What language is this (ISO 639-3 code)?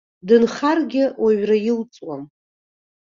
abk